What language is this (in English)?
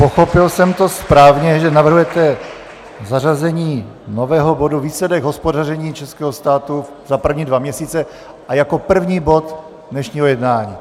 Czech